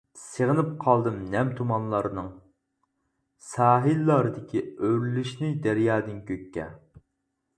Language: Uyghur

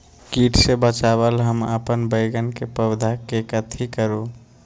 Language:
Magahi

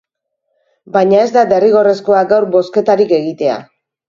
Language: Basque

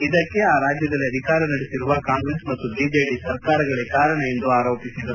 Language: Kannada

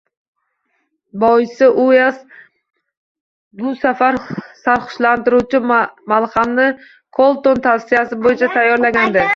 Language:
Uzbek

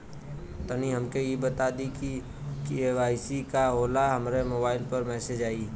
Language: Bhojpuri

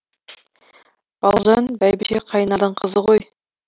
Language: Kazakh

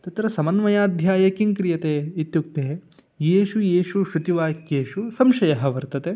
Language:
Sanskrit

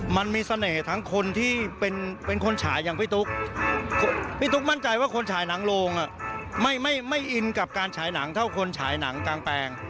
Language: Thai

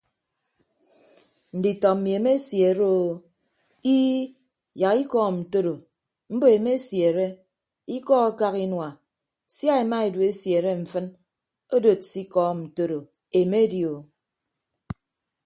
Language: Ibibio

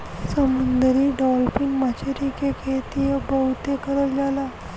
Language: Bhojpuri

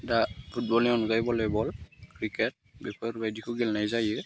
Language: Bodo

